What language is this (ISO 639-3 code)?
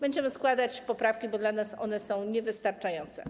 pol